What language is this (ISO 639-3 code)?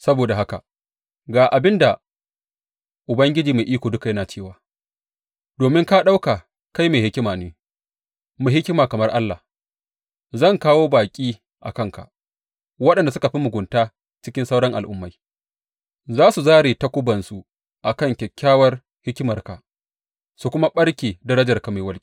hau